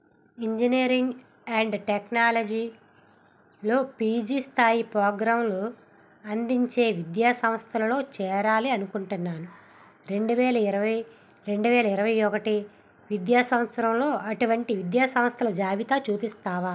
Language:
Telugu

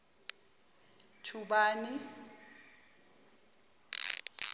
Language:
Zulu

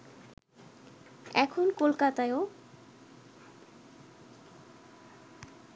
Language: Bangla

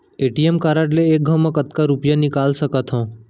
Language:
Chhattisgarhi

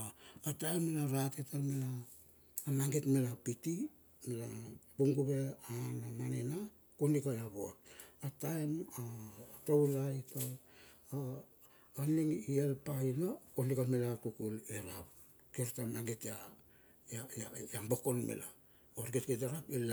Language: Bilur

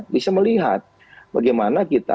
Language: Indonesian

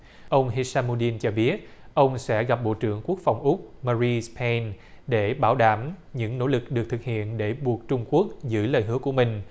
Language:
Vietnamese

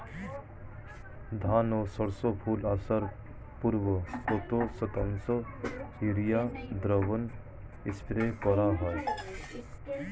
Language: Bangla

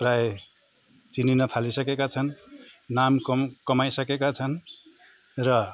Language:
Nepali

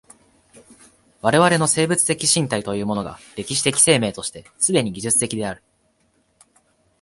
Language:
Japanese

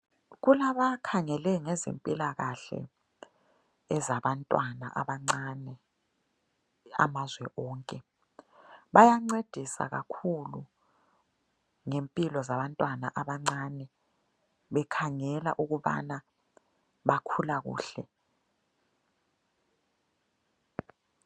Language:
North Ndebele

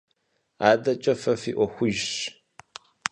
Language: Kabardian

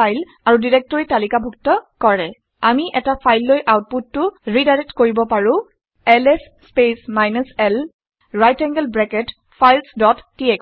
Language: Assamese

